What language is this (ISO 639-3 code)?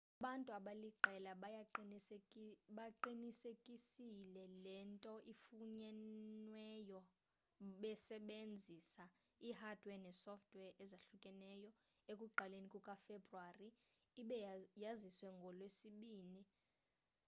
xho